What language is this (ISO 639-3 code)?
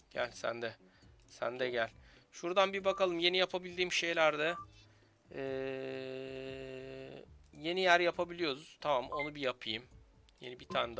tur